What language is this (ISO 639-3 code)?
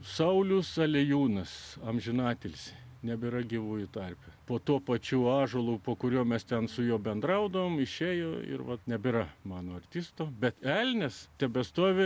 lit